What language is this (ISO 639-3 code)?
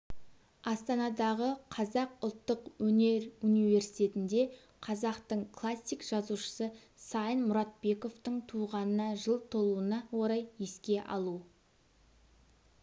kaz